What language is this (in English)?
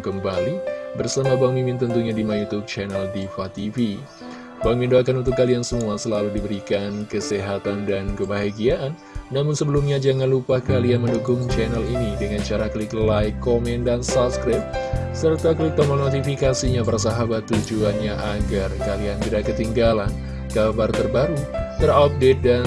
Indonesian